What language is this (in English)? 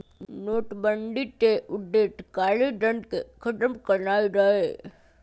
Magahi